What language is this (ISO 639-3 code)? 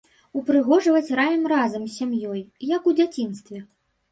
bel